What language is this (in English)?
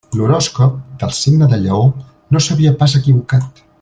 Catalan